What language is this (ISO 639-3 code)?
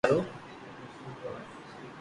lrk